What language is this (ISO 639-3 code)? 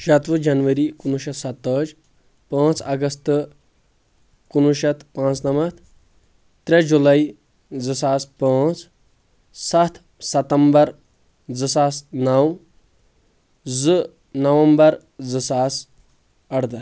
kas